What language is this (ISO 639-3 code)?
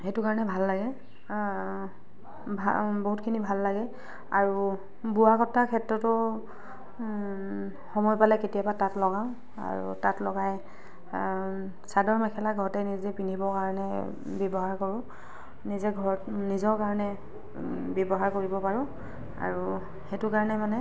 asm